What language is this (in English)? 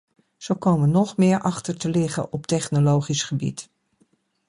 Dutch